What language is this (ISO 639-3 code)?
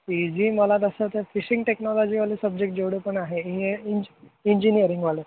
mar